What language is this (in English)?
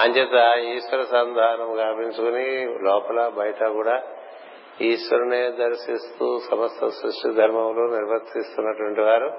Telugu